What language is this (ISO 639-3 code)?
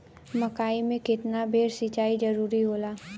bho